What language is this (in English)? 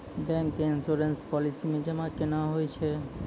Maithili